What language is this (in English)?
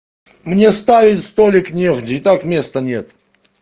Russian